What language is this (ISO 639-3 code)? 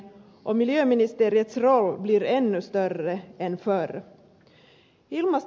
fin